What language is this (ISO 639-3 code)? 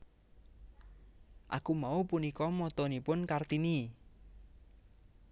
jav